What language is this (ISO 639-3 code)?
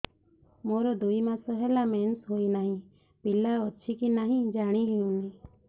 ori